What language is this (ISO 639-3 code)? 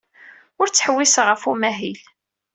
kab